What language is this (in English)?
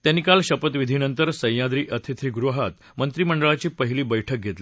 Marathi